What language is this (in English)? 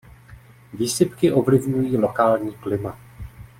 Czech